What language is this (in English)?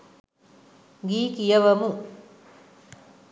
Sinhala